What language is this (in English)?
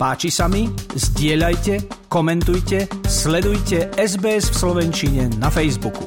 Slovak